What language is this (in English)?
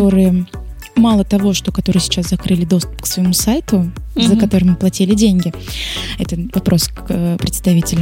Russian